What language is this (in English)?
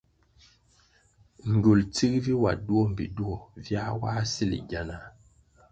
Kwasio